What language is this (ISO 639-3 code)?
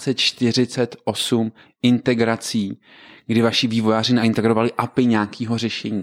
ces